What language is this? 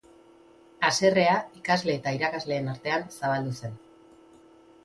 Basque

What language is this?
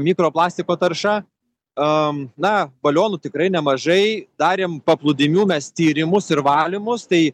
Lithuanian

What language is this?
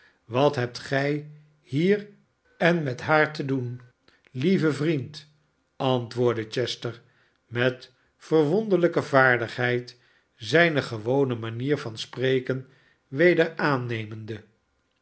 Dutch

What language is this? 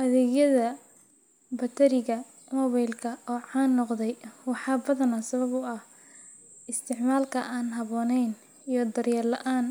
Somali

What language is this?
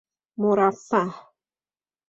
Persian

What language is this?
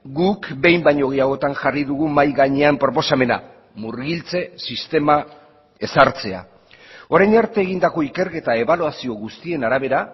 Basque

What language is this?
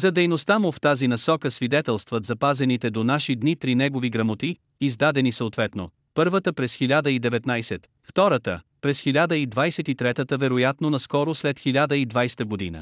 Bulgarian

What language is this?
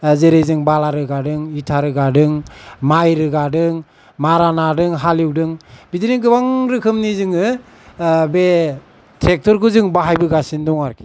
Bodo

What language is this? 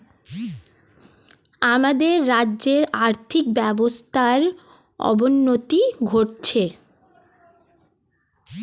Bangla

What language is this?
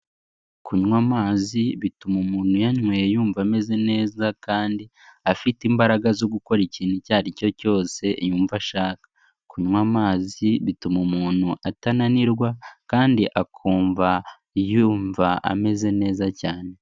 Kinyarwanda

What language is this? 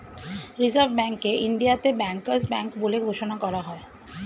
Bangla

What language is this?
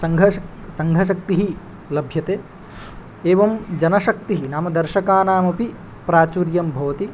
Sanskrit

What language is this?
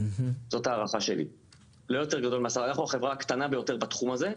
Hebrew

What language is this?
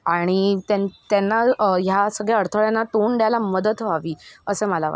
Marathi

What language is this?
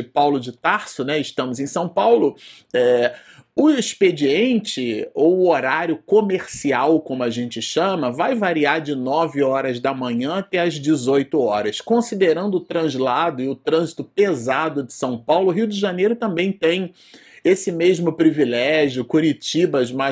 Portuguese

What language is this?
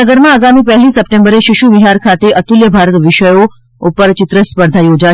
Gujarati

